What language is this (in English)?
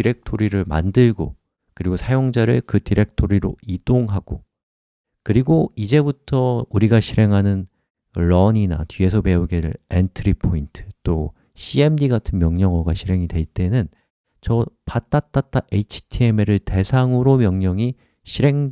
Korean